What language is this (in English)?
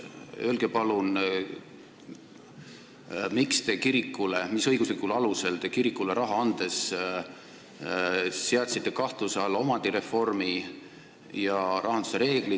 Estonian